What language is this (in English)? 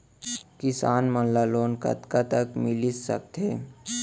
Chhattisgarhi